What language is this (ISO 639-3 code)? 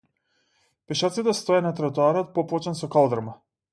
mkd